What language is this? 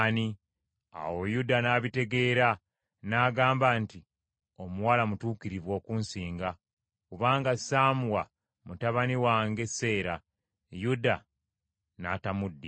Ganda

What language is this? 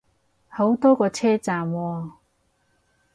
Cantonese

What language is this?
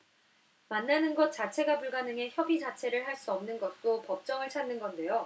Korean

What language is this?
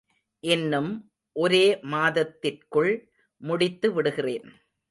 Tamil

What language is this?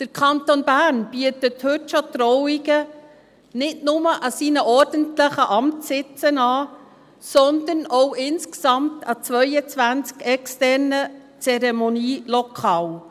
Swiss German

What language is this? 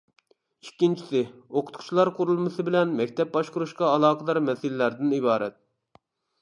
Uyghur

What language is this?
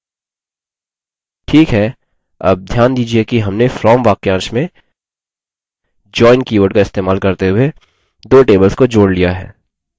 Hindi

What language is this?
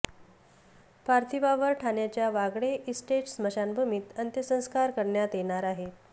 Marathi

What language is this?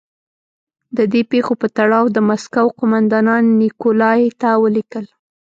Pashto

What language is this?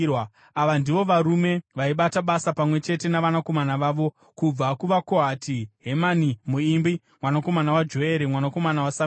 Shona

